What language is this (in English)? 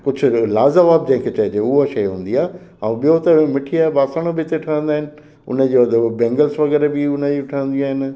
Sindhi